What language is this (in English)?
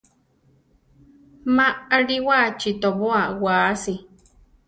Central Tarahumara